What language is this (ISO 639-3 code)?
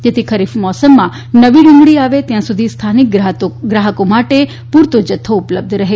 guj